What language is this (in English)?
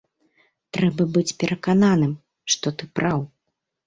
Belarusian